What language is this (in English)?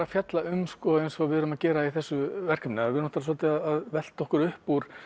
Icelandic